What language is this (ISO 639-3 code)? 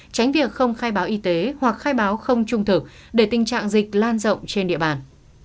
vie